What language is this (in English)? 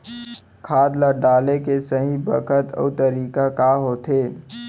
Chhattisgarhi